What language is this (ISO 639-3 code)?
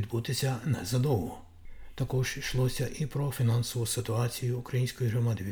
ukr